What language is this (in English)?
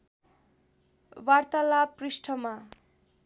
Nepali